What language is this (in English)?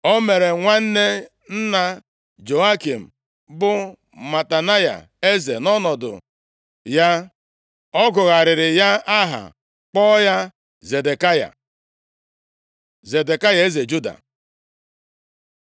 Igbo